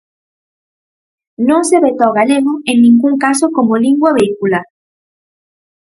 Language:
Galician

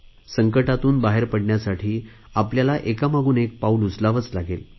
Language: Marathi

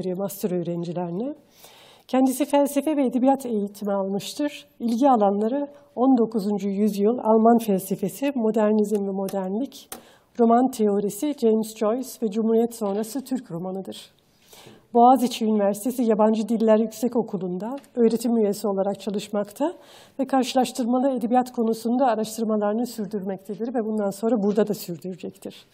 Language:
Turkish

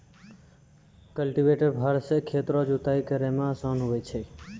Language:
Maithili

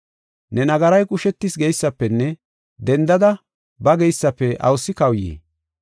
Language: Gofa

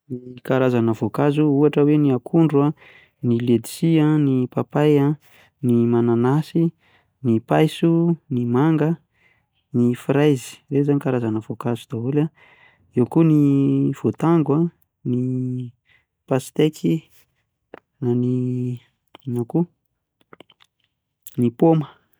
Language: Malagasy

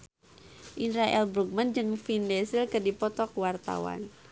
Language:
Sundanese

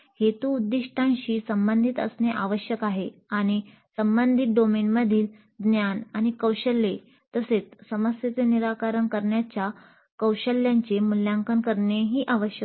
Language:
Marathi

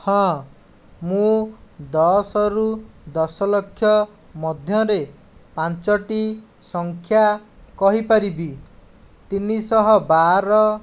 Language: Odia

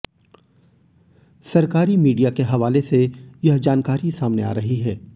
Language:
Hindi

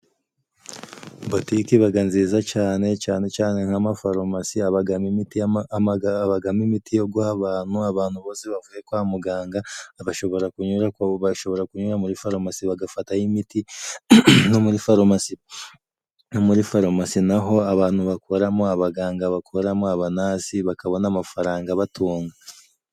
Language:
Kinyarwanda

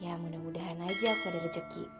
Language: Indonesian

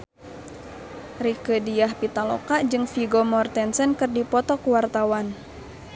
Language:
Sundanese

